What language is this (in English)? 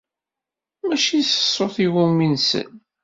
Kabyle